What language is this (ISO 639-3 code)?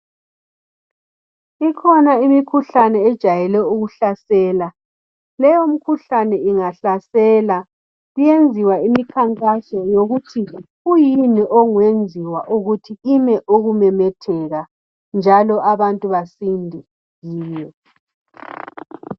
nde